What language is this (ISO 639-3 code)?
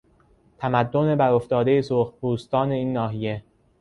fas